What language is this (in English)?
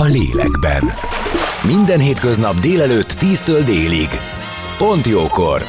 Hungarian